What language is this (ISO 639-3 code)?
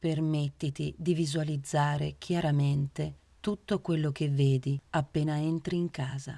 ita